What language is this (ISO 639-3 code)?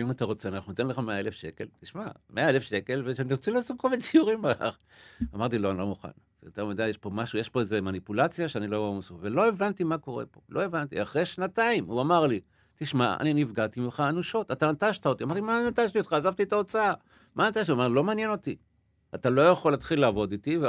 heb